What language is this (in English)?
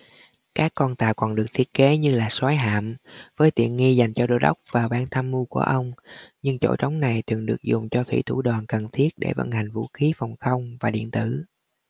Vietnamese